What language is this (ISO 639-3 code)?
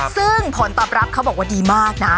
tha